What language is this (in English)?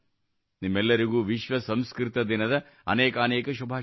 Kannada